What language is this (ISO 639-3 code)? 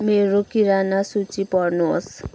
nep